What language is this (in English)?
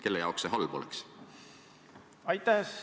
Estonian